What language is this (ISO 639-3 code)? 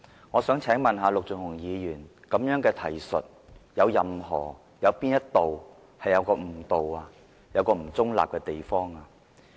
yue